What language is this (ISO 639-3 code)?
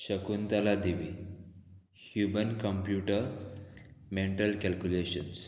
kok